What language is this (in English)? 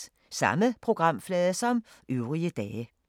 Danish